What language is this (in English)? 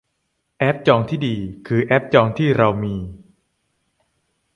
Thai